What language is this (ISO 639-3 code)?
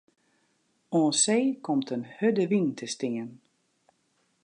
fry